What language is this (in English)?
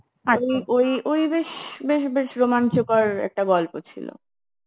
Bangla